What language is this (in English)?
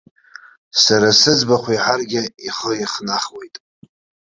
Abkhazian